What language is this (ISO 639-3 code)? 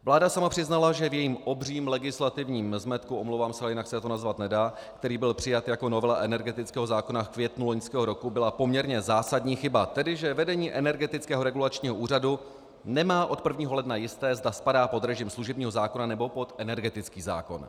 ces